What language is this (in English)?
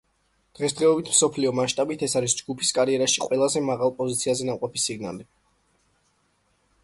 Georgian